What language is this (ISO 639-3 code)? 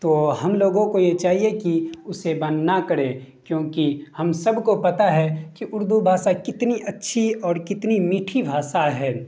urd